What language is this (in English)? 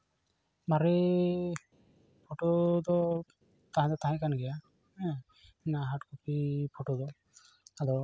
Santali